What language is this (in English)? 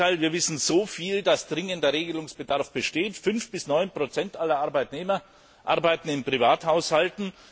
German